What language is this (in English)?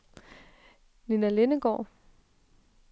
Danish